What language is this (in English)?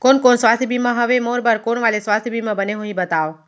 Chhattisgarhi